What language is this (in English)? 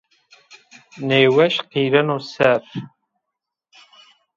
Zaza